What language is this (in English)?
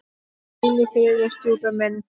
Icelandic